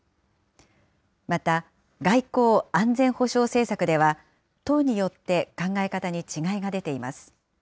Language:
Japanese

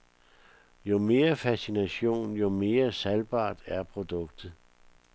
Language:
Danish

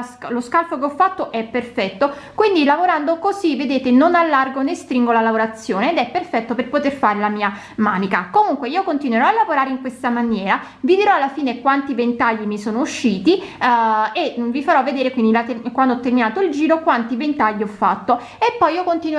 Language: Italian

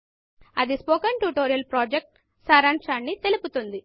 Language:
Telugu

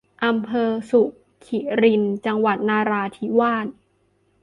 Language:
Thai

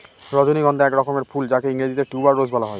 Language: Bangla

